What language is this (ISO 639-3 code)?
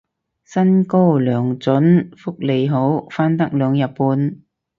yue